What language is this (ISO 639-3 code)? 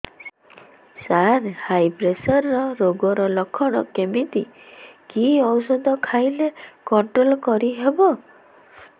ori